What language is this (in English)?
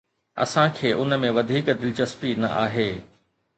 Sindhi